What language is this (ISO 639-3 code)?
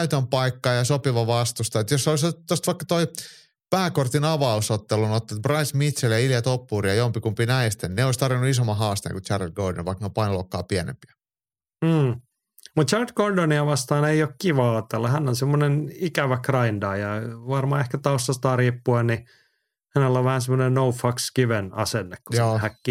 fin